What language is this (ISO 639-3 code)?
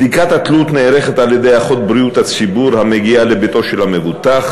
heb